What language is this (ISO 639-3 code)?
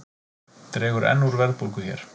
isl